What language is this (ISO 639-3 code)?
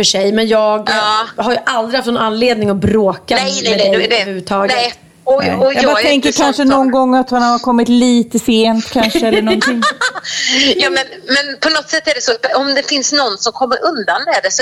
swe